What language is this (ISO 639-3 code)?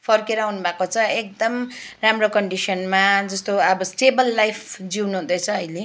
nep